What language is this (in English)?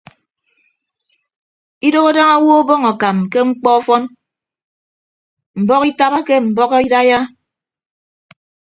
Ibibio